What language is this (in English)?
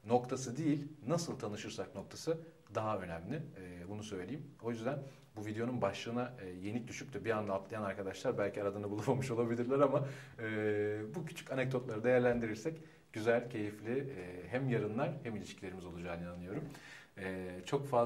Turkish